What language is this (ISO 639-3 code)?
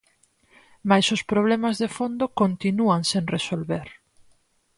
glg